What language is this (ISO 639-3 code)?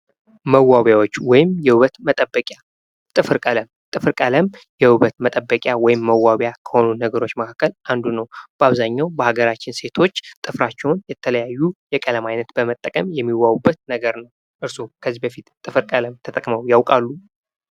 amh